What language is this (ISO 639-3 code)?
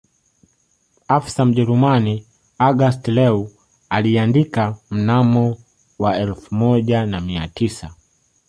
swa